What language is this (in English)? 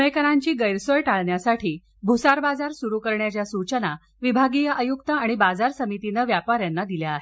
Marathi